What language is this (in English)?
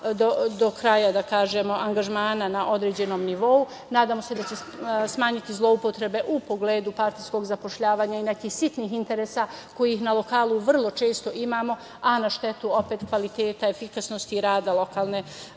Serbian